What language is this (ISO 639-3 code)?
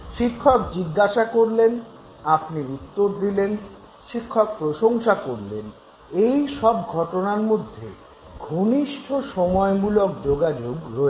ben